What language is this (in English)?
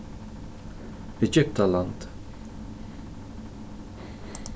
Faroese